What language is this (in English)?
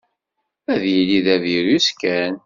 Kabyle